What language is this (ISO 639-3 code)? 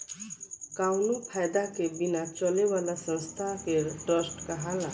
bho